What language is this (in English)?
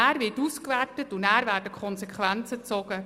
Swiss German